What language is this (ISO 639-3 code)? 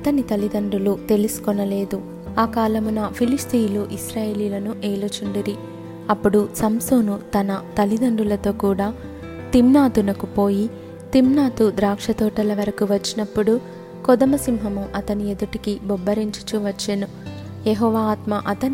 tel